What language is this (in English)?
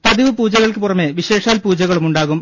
Malayalam